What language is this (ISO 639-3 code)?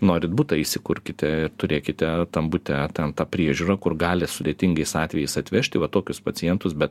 lit